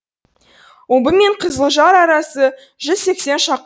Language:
Kazakh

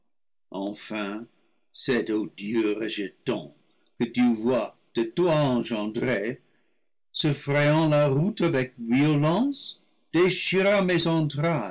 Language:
French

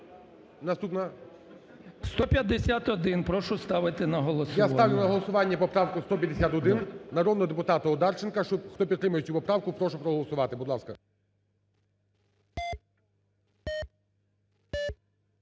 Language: Ukrainian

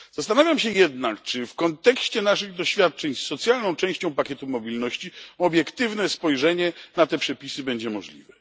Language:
Polish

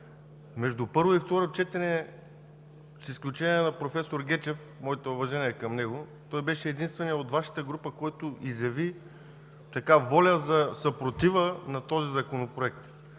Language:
Bulgarian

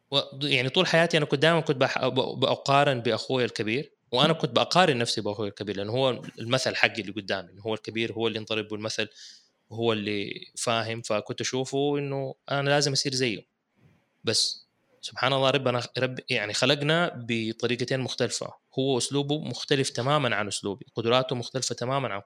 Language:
Arabic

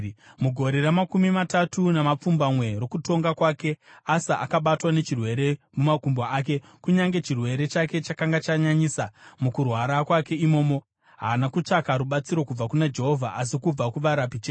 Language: Shona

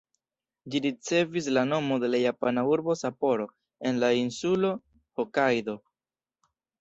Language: Esperanto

